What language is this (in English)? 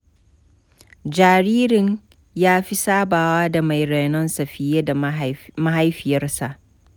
Hausa